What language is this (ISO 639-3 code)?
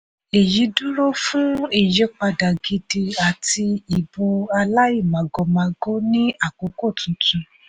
yor